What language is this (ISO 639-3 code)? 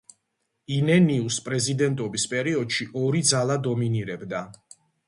kat